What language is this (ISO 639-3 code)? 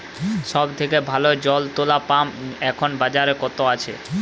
ben